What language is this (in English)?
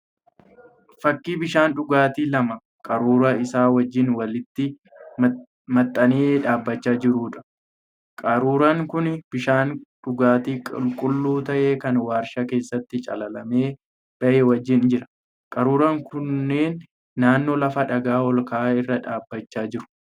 Oromo